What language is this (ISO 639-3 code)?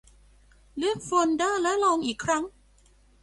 tha